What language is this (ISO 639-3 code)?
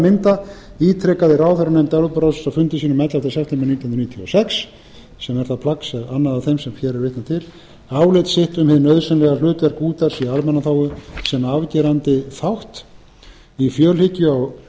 isl